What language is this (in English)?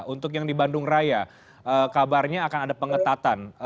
Indonesian